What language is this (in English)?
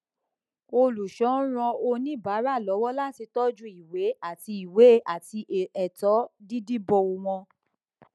Yoruba